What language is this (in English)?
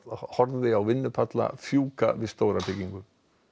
Icelandic